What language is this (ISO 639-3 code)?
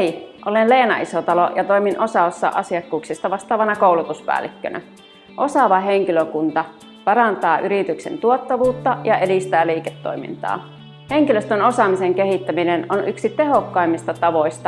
fin